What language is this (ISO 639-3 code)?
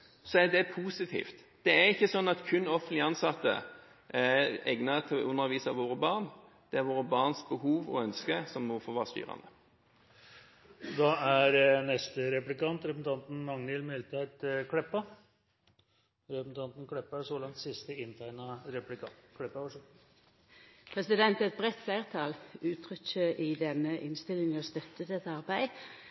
nor